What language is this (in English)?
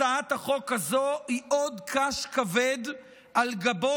Hebrew